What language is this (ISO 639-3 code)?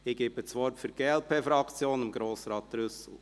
gsw